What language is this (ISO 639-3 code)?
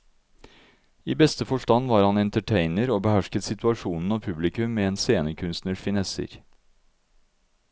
nor